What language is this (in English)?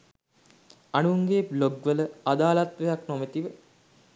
Sinhala